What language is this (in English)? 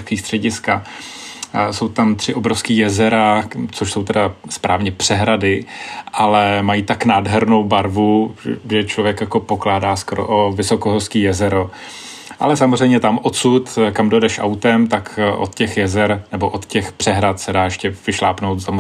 Czech